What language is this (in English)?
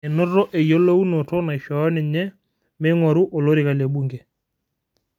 Masai